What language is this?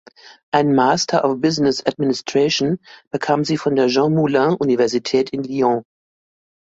German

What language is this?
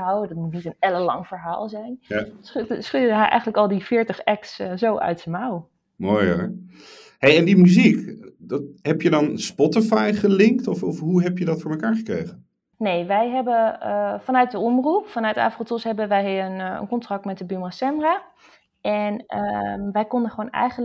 Dutch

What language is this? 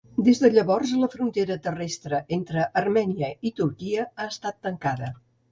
Catalan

